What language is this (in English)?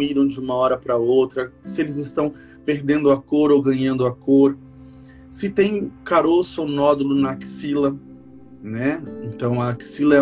Portuguese